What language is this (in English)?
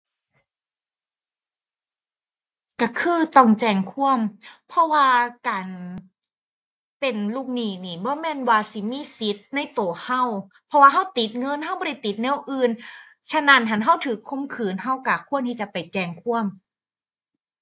Thai